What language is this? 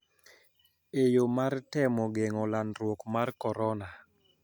Luo (Kenya and Tanzania)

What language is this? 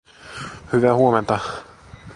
Finnish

